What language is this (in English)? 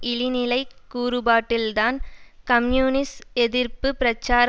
Tamil